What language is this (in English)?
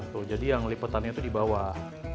Indonesian